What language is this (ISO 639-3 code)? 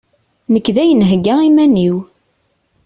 kab